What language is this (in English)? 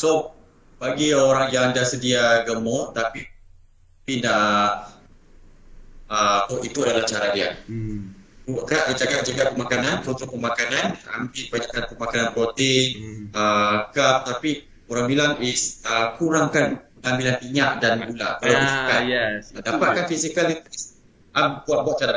Malay